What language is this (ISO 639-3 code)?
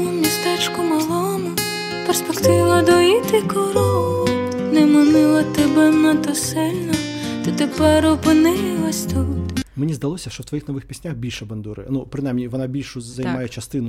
ukr